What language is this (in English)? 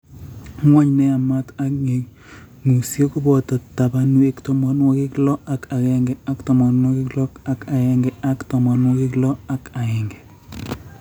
Kalenjin